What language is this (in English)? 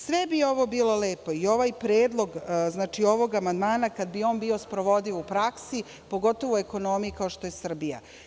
Serbian